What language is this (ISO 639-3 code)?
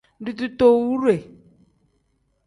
kdh